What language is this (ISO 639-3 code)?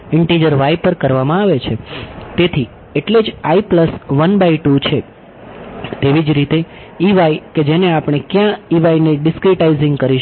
guj